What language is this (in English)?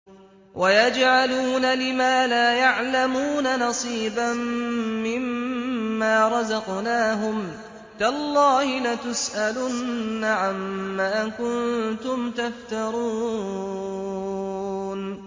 Arabic